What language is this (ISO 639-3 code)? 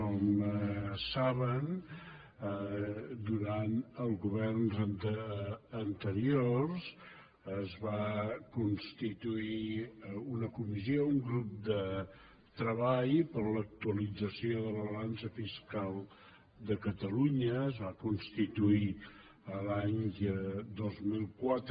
cat